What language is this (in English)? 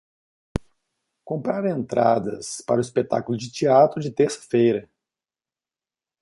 Portuguese